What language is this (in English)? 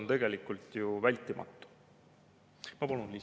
Estonian